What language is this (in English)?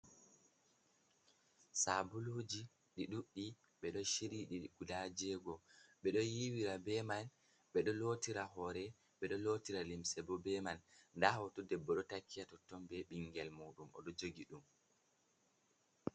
Fula